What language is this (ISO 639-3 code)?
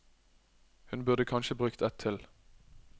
nor